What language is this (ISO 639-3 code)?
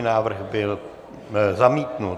ces